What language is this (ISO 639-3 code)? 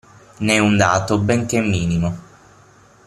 ita